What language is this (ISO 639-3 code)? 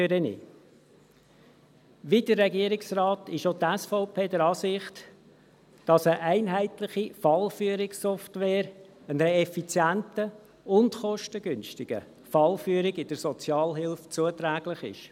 gsw